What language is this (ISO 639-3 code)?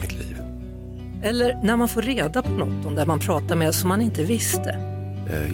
swe